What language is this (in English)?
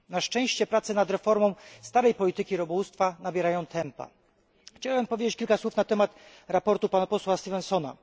Polish